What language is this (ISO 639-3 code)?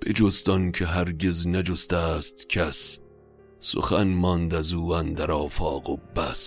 fas